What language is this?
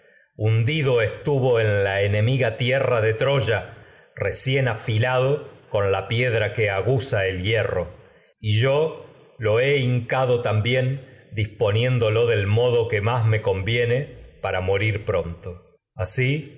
Spanish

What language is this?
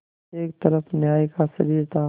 Hindi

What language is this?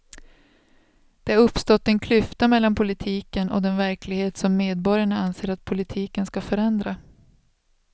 Swedish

